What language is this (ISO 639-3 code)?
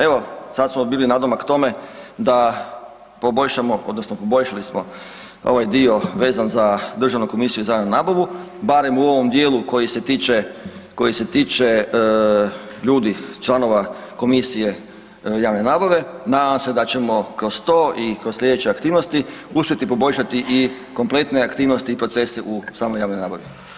hrv